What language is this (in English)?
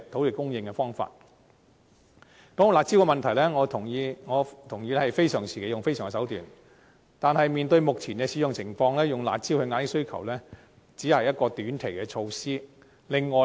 Cantonese